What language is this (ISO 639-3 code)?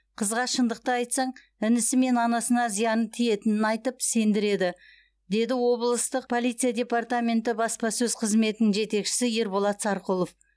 kaz